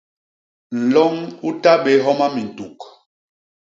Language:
Basaa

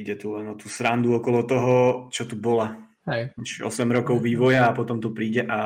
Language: Slovak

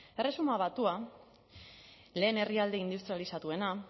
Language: Basque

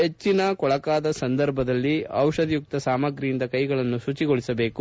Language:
Kannada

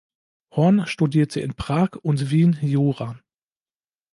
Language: German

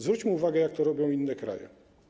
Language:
Polish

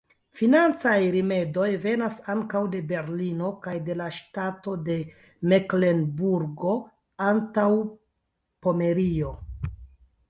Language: Esperanto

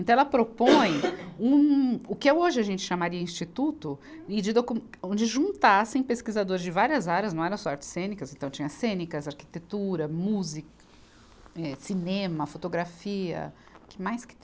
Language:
Portuguese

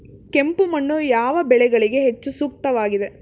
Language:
Kannada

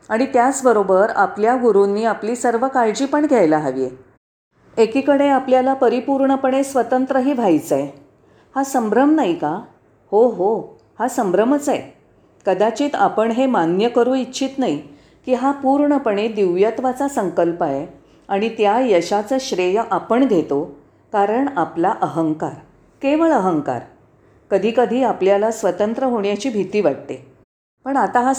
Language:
Marathi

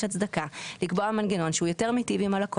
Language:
Hebrew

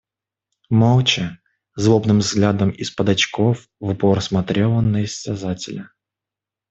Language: Russian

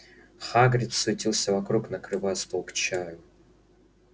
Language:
Russian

